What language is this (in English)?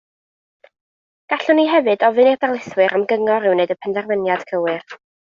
Welsh